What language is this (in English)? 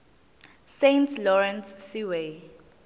Zulu